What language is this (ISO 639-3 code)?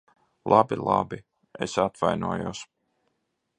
lav